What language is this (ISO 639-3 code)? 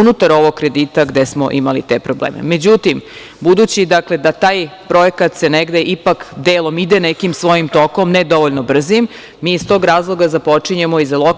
srp